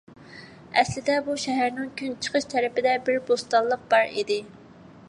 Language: Uyghur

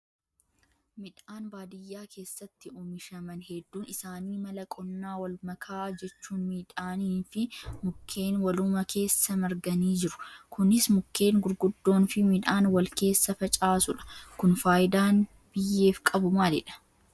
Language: Oromo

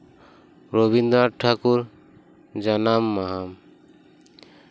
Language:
Santali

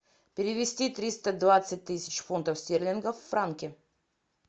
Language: Russian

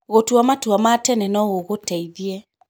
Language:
Kikuyu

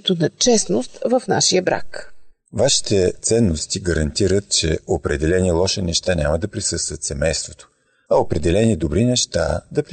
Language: Bulgarian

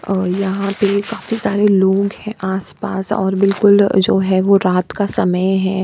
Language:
Hindi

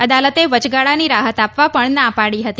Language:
Gujarati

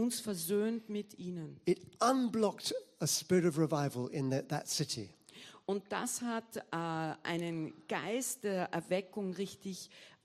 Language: German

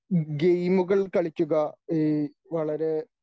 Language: Malayalam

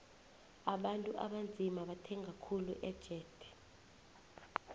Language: South Ndebele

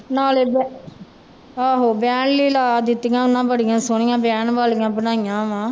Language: Punjabi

